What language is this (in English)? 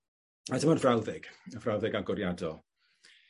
Welsh